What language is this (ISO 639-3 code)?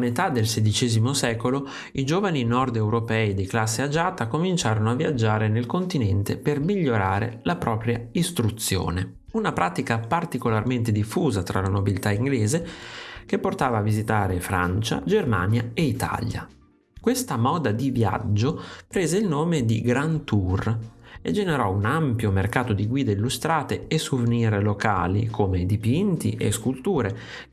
ita